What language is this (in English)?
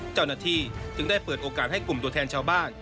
Thai